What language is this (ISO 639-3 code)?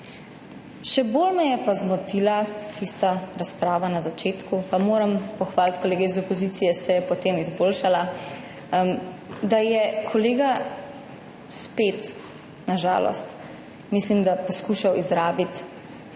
slv